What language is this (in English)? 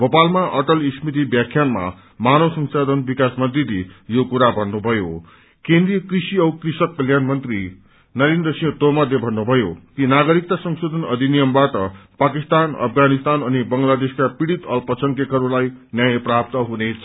Nepali